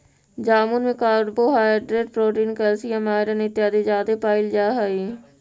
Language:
Magahi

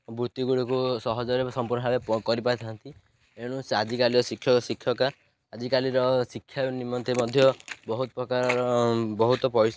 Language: Odia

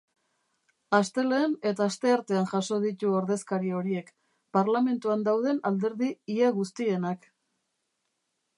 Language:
Basque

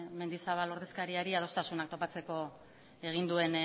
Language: Basque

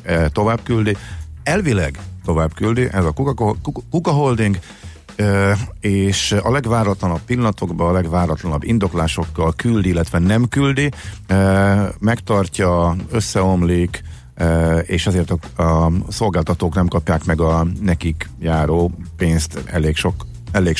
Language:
Hungarian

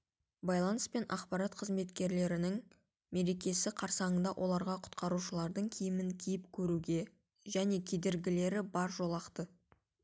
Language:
Kazakh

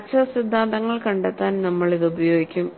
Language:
Malayalam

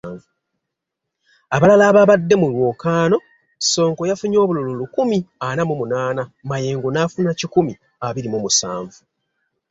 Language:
Ganda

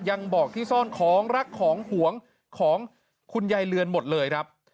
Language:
Thai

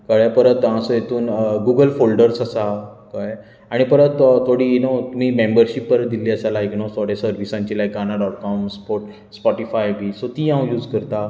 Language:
Konkani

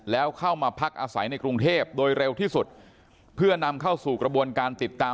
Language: Thai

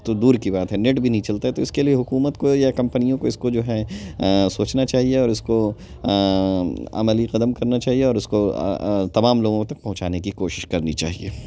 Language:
Urdu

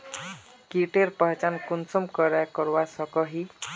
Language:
Magahi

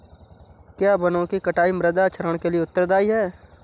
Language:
Hindi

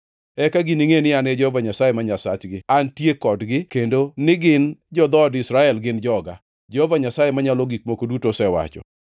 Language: Luo (Kenya and Tanzania)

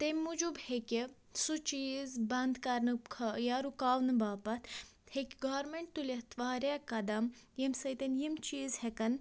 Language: Kashmiri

